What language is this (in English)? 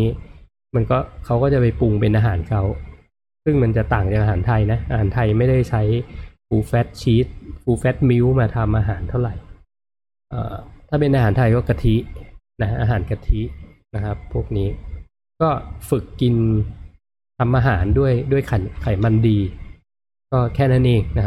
Thai